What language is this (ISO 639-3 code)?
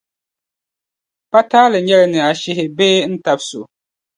dag